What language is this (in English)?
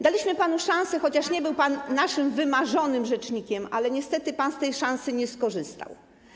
Polish